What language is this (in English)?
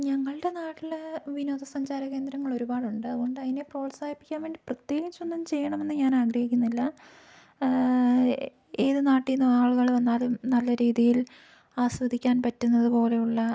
Malayalam